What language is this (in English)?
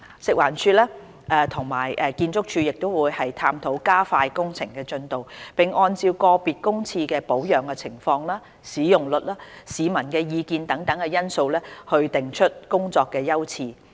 Cantonese